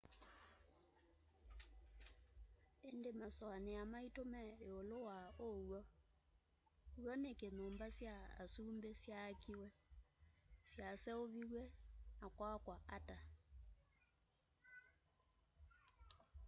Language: Kamba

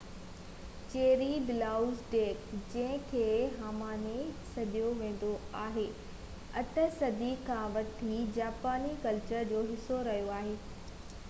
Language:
Sindhi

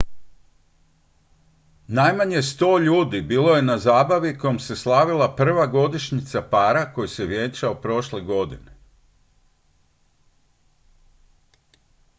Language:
Croatian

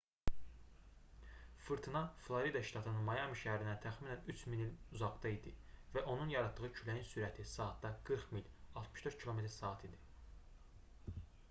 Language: Azerbaijani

